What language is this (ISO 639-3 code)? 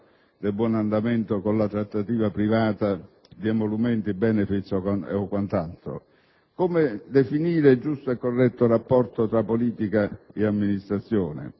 ita